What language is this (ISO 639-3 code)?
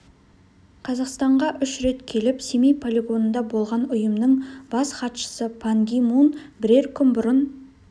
kaz